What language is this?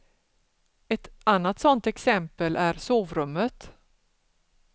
Swedish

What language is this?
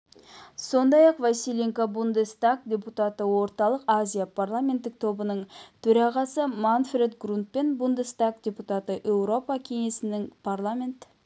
Kazakh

